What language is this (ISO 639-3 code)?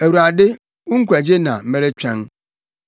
aka